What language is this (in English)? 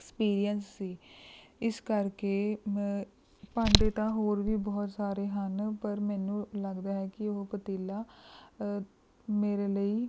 Punjabi